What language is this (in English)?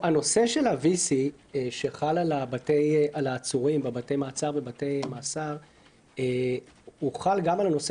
Hebrew